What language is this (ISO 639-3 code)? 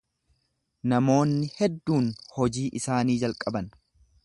orm